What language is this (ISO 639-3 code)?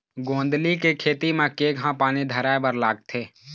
hne